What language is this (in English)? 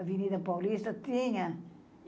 Portuguese